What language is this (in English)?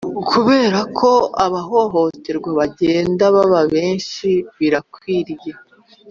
Kinyarwanda